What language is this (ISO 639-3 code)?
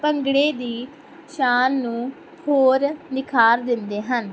pan